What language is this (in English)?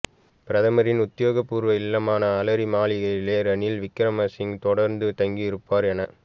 Tamil